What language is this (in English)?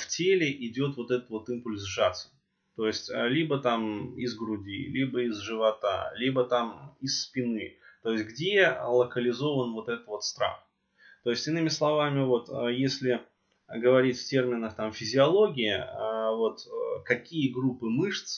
Russian